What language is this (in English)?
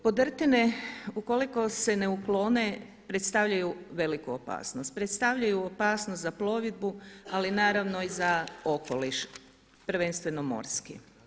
Croatian